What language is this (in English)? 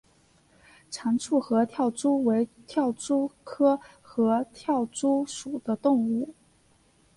Chinese